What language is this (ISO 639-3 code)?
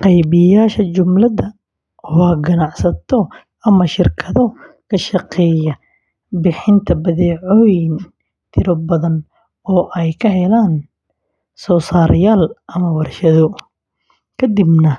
som